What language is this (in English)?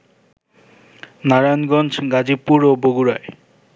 Bangla